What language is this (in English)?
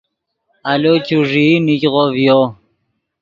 Yidgha